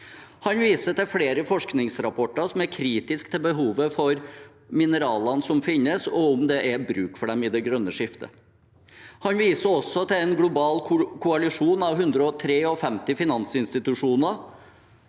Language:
Norwegian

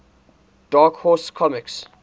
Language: English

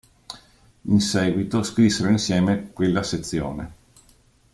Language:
Italian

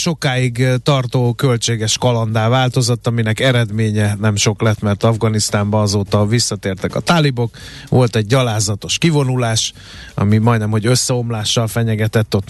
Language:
Hungarian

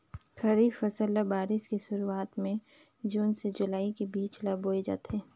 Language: Chhattisgarhi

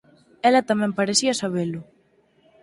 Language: Galician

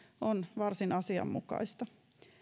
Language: Finnish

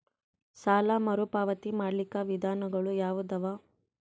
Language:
Kannada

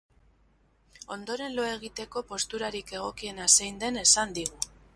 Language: Basque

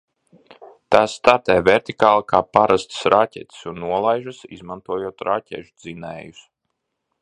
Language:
Latvian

